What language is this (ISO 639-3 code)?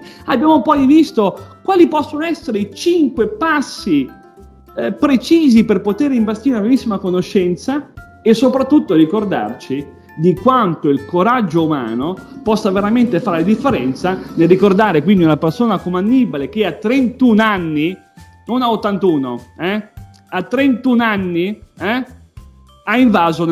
ita